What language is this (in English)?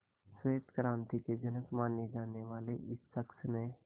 Hindi